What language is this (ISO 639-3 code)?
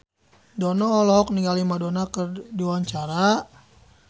sun